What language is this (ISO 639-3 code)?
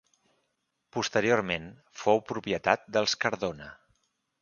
cat